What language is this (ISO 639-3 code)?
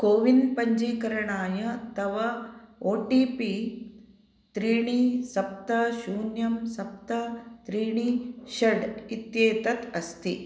san